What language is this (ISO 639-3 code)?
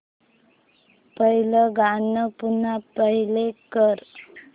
mar